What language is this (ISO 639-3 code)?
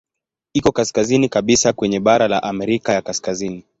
swa